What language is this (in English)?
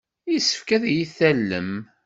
Kabyle